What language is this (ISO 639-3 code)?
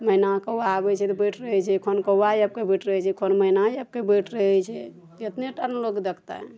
mai